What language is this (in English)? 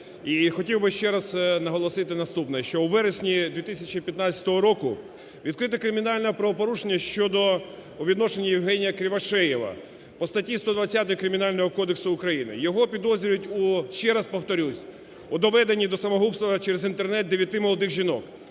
Ukrainian